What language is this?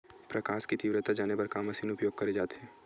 Chhattisgarhi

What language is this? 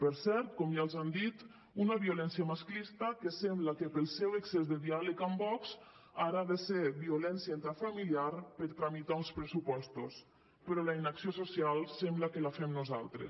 Catalan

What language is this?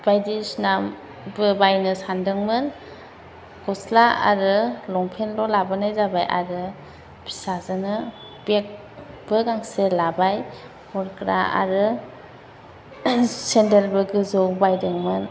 Bodo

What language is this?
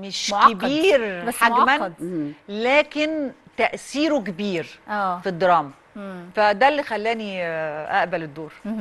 Arabic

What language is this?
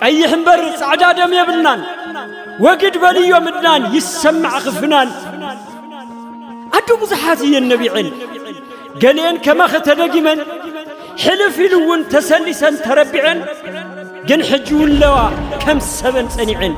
Arabic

